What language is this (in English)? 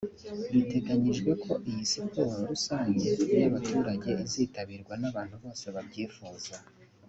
Kinyarwanda